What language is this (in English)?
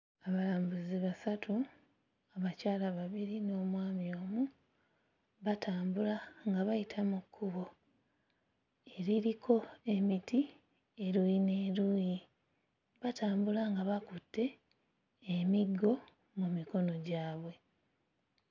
Ganda